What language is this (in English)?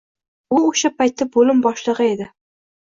Uzbek